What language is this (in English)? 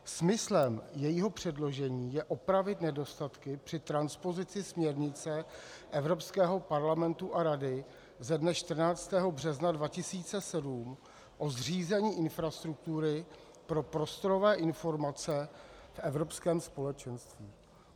Czech